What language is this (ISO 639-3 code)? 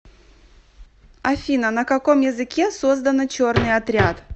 rus